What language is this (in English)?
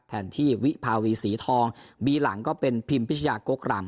Thai